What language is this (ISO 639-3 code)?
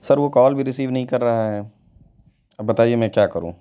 urd